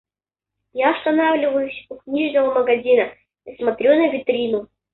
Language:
Russian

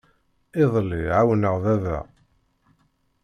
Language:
Kabyle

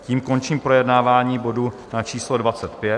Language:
Czech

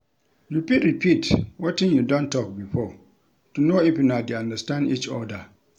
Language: Nigerian Pidgin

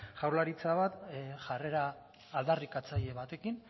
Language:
Basque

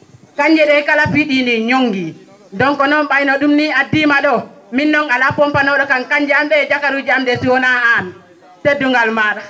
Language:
Fula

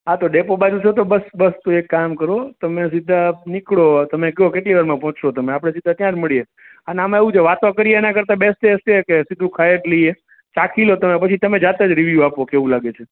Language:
Gujarati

